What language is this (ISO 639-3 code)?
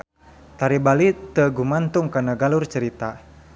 sun